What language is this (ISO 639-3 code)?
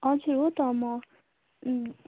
nep